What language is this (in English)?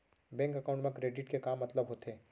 Chhattisgarhi